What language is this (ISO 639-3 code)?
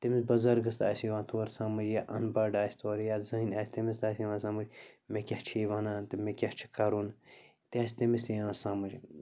kas